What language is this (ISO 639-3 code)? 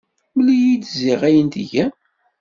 kab